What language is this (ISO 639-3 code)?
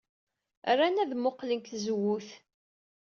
kab